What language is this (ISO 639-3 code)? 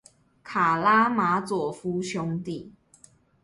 zho